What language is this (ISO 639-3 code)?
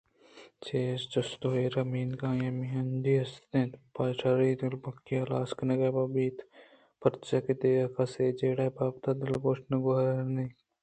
bgp